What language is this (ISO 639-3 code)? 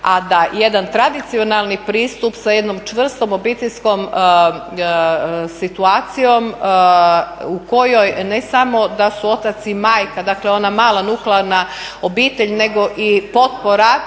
hrv